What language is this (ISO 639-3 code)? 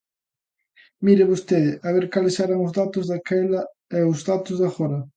glg